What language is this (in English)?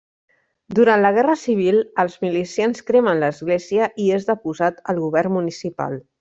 Catalan